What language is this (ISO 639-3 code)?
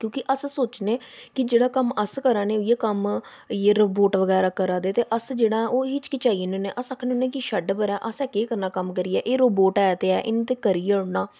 doi